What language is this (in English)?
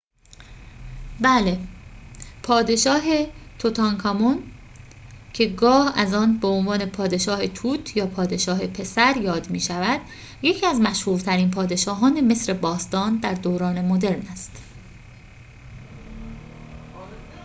Persian